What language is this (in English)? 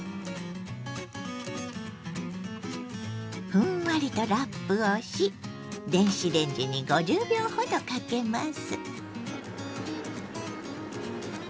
Japanese